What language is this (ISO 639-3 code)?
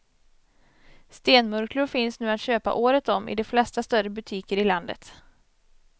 swe